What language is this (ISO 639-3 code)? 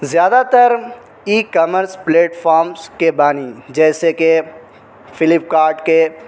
urd